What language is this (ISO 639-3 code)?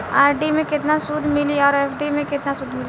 bho